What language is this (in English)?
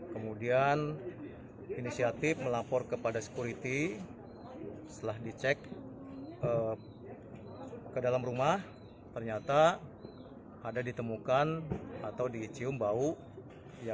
Indonesian